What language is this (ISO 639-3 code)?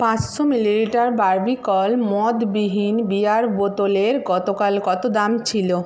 ben